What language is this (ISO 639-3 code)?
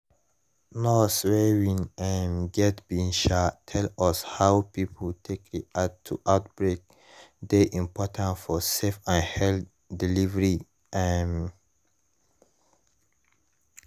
pcm